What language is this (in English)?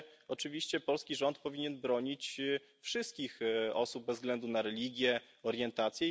Polish